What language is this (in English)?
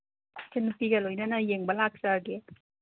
Manipuri